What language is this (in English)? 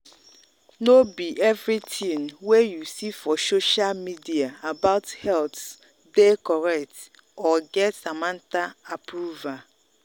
Nigerian Pidgin